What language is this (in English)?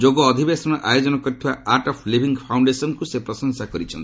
Odia